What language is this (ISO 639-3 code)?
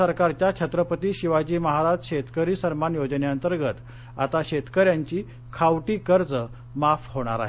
mar